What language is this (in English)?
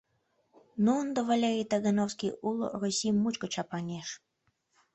Mari